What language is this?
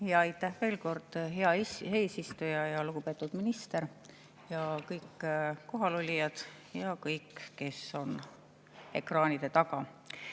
Estonian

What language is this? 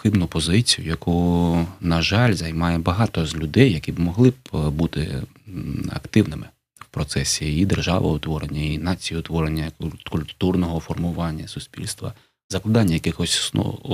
Ukrainian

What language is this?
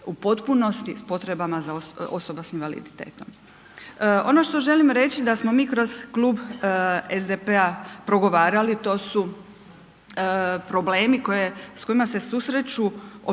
Croatian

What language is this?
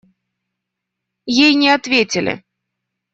Russian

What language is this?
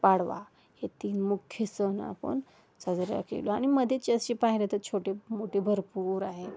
Marathi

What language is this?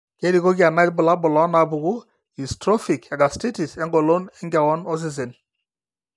Masai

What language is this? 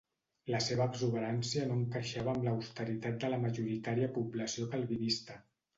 Catalan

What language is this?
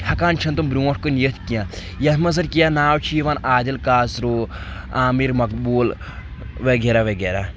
Kashmiri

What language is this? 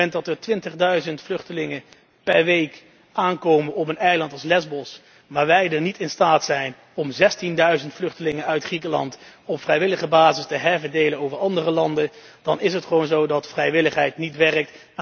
Dutch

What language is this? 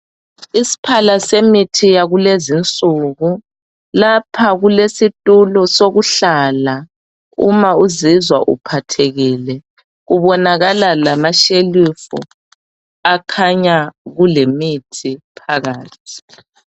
North Ndebele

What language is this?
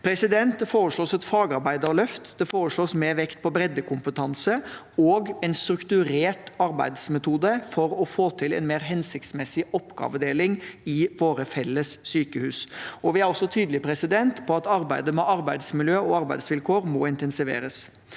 Norwegian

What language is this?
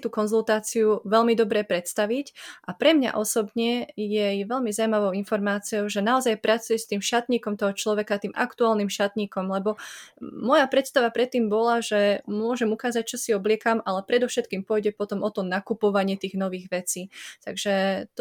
Slovak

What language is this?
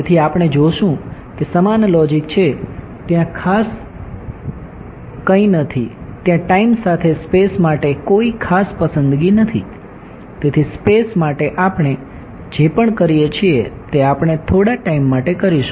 Gujarati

